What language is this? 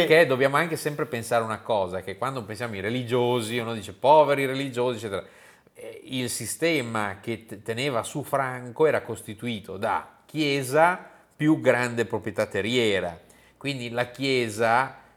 Italian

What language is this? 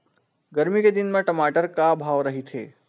Chhattisgarhi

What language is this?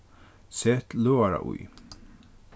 Faroese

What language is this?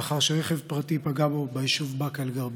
Hebrew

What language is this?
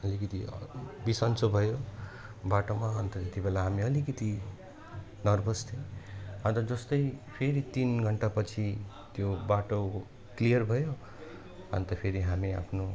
Nepali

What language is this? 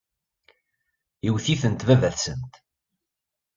Kabyle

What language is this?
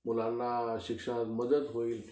Marathi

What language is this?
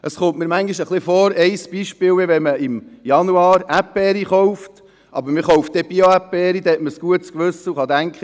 Swiss German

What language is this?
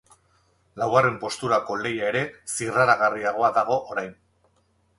Basque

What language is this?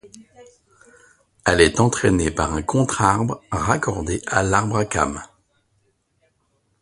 French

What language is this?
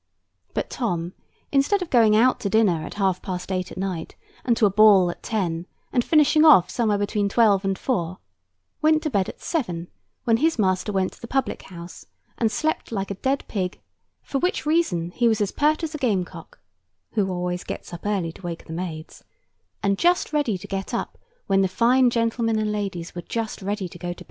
English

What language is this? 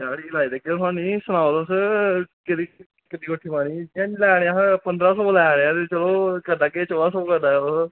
Dogri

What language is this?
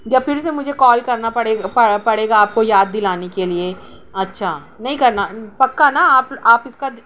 Urdu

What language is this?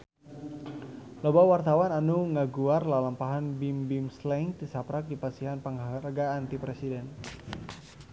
Sundanese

